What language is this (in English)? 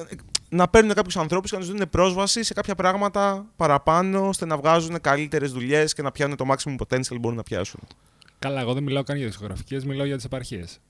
Greek